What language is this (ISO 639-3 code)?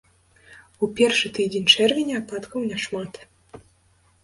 bel